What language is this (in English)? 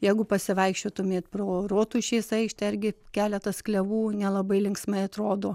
Lithuanian